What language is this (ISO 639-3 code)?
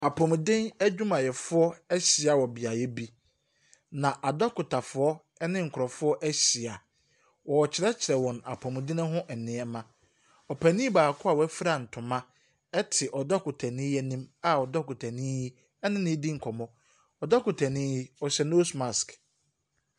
aka